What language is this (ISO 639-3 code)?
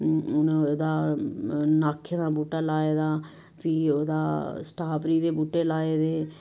doi